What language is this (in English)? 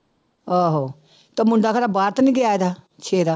Punjabi